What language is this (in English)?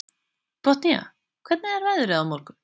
Icelandic